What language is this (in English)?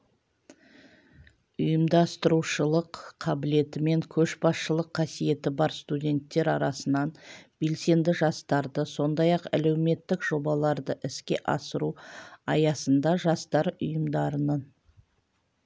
Kazakh